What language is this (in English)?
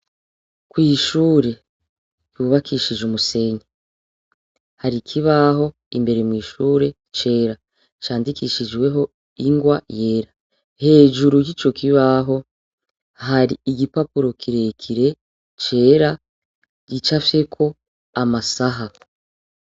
Rundi